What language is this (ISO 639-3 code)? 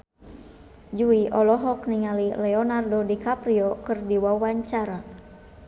sun